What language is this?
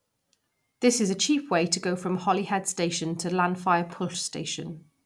English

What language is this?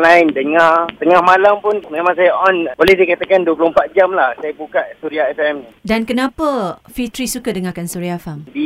Malay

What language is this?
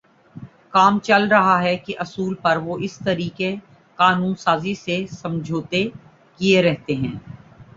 Urdu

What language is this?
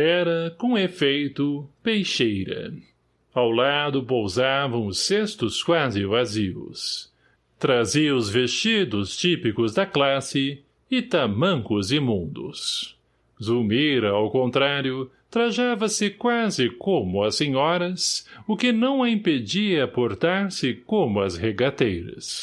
Portuguese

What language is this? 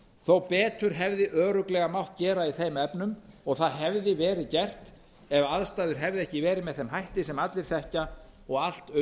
Icelandic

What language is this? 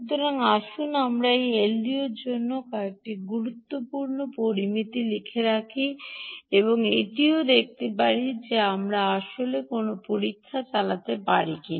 Bangla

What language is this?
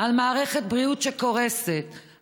Hebrew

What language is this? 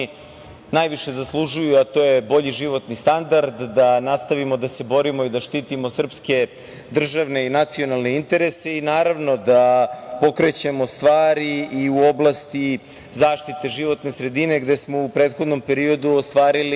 Serbian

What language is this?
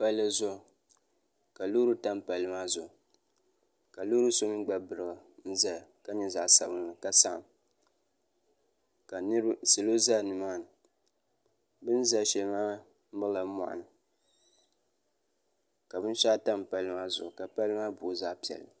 Dagbani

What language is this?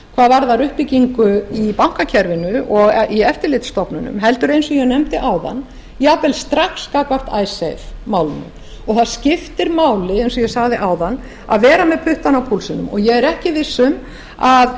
Icelandic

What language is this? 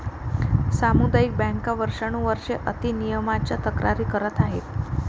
Marathi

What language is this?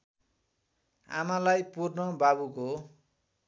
Nepali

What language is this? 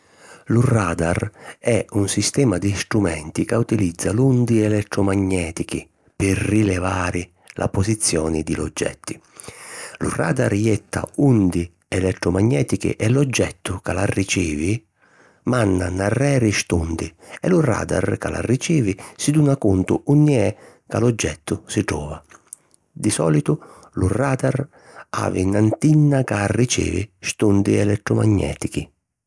Sicilian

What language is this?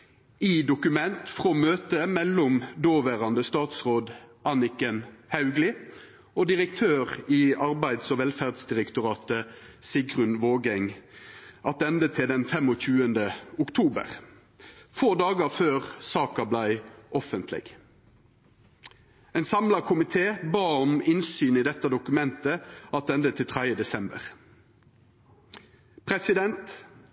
Norwegian Nynorsk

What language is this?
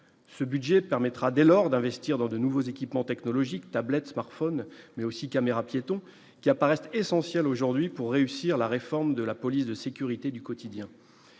French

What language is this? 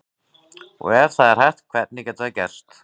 Icelandic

